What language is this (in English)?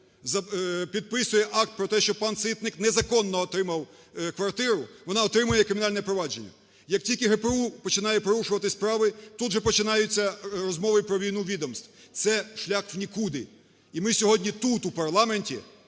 Ukrainian